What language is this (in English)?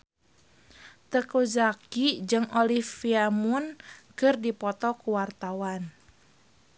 Sundanese